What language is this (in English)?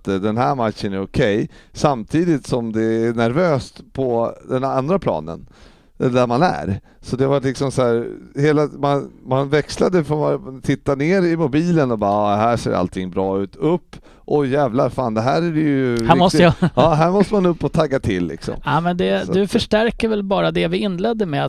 Swedish